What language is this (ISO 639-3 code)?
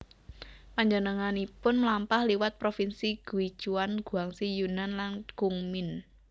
jav